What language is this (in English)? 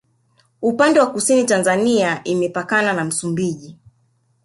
Swahili